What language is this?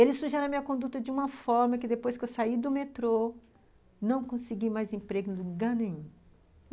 Portuguese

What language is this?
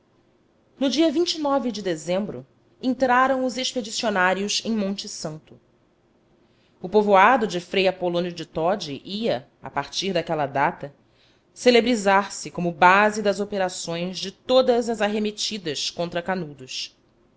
Portuguese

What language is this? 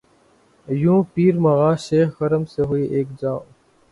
Urdu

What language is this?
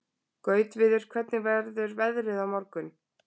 Icelandic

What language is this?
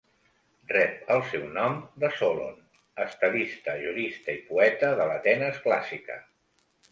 Catalan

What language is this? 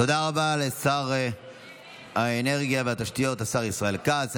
Hebrew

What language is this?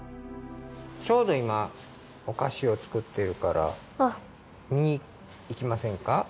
Japanese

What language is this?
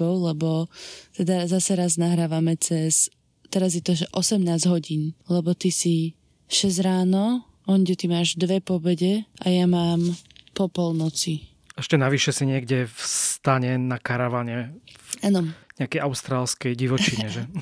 Slovak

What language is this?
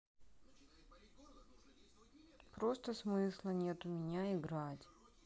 Russian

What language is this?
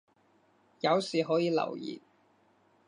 Cantonese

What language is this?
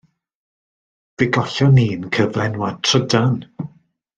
Welsh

